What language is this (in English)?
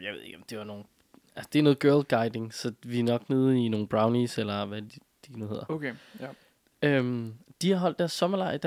Danish